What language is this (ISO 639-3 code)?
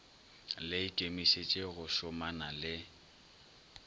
nso